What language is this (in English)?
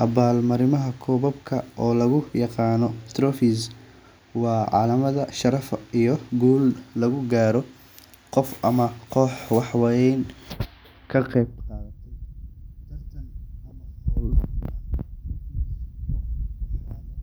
Somali